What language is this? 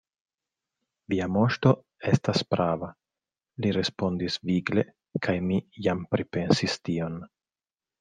Esperanto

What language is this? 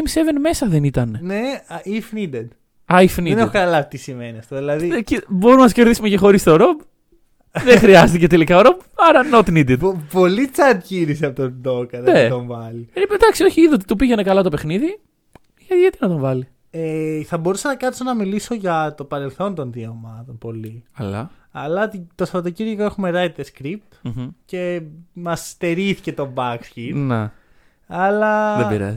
Greek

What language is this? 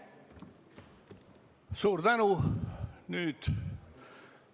Estonian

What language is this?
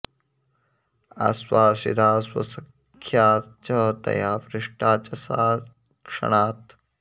Sanskrit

